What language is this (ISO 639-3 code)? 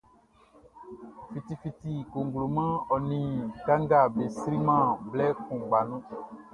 bci